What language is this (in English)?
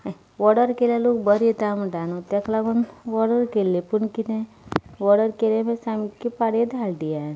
Konkani